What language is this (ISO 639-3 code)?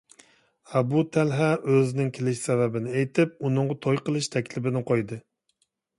uig